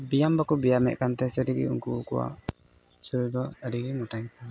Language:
Santali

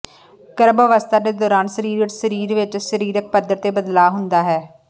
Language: Punjabi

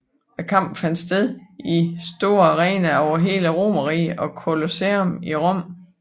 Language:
Danish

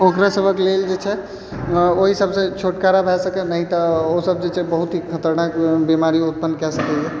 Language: Maithili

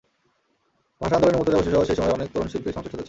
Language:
Bangla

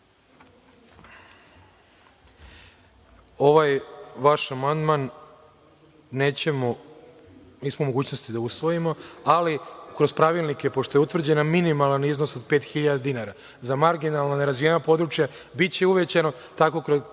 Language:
Serbian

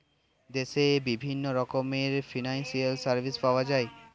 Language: Bangla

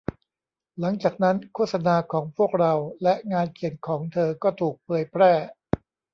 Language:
Thai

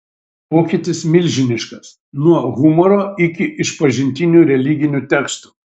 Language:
Lithuanian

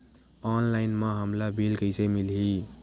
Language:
Chhattisgarhi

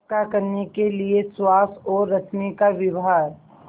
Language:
Hindi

